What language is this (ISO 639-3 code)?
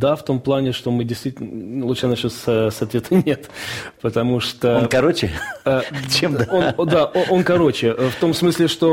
rus